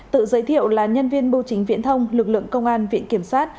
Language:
Vietnamese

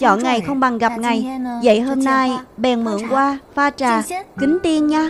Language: Vietnamese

